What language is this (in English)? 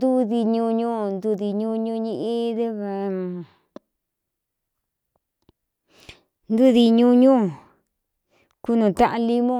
Cuyamecalco Mixtec